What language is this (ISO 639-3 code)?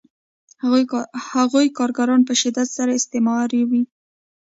pus